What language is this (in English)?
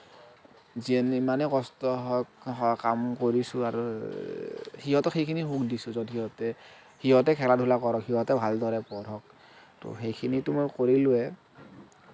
Assamese